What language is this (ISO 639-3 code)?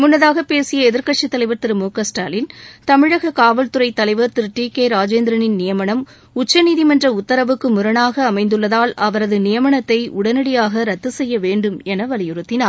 tam